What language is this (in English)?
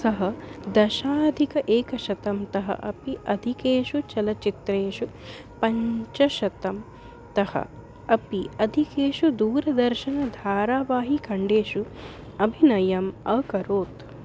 Sanskrit